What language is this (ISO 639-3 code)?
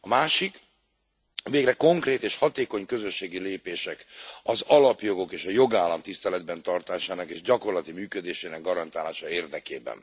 hun